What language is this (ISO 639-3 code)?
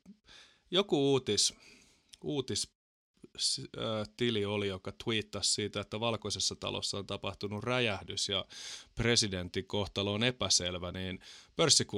fin